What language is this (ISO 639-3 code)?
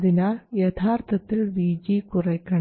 mal